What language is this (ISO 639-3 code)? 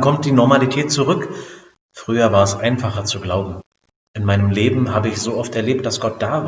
deu